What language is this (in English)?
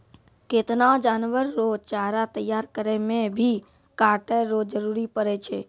Maithili